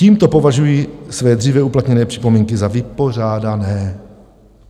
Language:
Czech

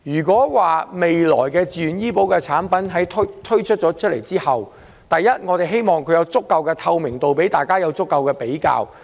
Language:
Cantonese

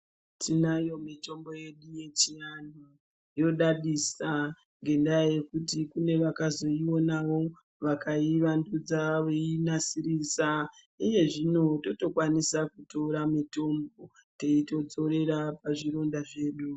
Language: Ndau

